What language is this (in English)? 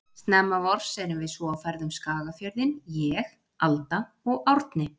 Icelandic